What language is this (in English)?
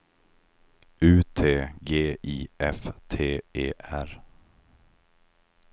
Swedish